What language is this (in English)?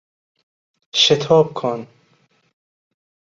Persian